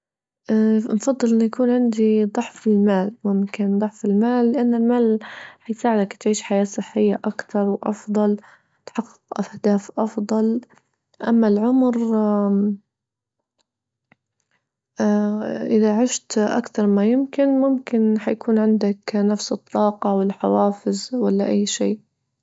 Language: Libyan Arabic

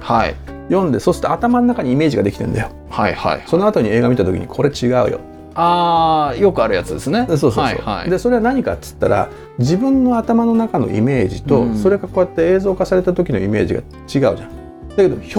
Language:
Japanese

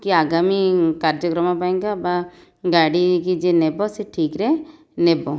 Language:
Odia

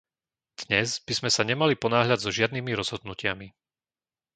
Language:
Slovak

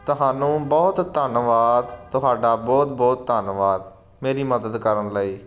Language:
Punjabi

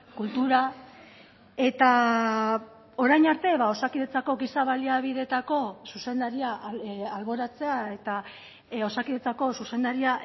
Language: Basque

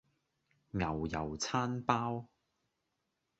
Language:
Cantonese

